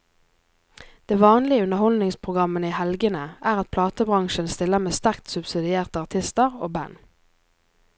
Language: Norwegian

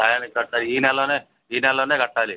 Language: Telugu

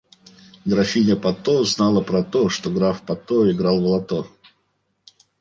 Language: Russian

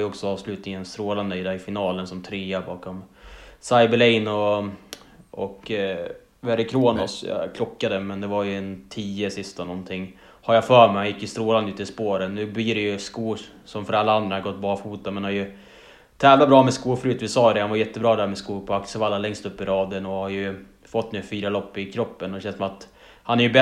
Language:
Swedish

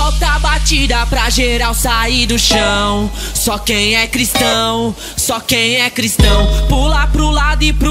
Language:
Portuguese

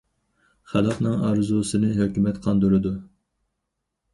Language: Uyghur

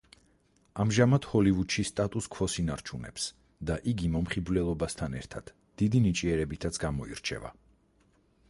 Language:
Georgian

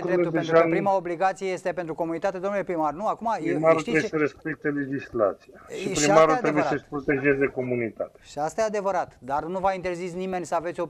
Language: Romanian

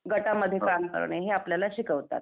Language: Marathi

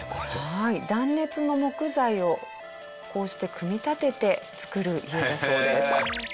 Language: Japanese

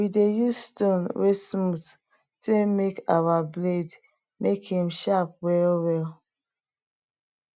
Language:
Nigerian Pidgin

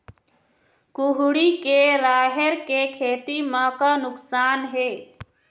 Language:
Chhattisgarhi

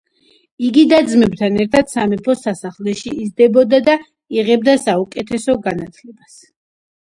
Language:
Georgian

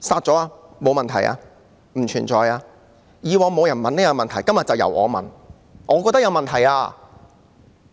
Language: Cantonese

